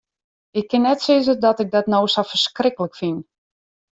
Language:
Western Frisian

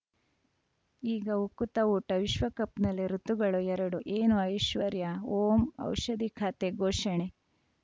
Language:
Kannada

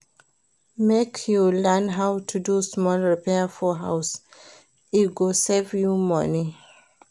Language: Nigerian Pidgin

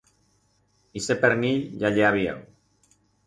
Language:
Aragonese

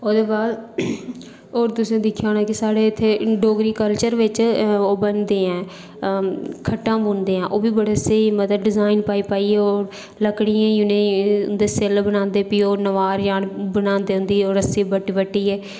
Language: Dogri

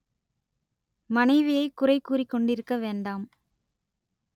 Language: Tamil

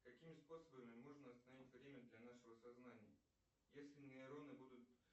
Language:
Russian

